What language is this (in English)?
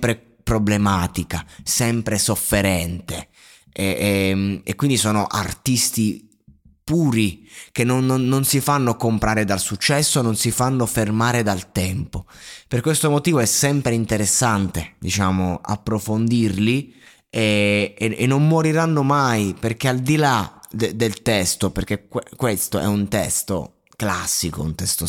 Italian